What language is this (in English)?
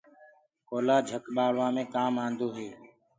Gurgula